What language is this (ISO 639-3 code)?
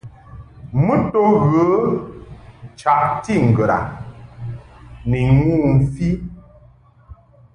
mhk